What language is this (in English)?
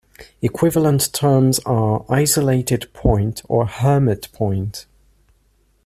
English